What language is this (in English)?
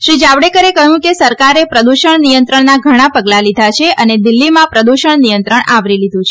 Gujarati